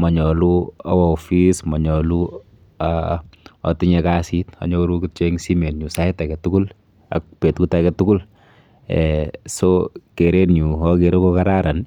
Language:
Kalenjin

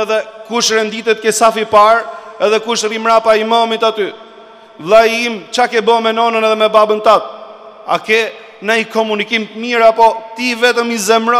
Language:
Romanian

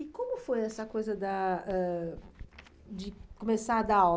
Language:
Portuguese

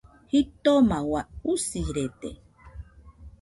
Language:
Nüpode Huitoto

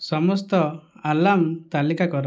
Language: Odia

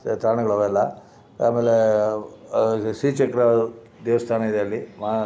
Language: Kannada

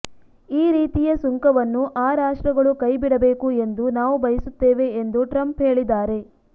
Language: Kannada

